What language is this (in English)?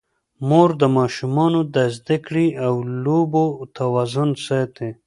Pashto